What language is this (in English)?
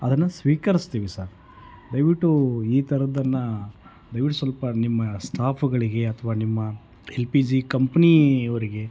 Kannada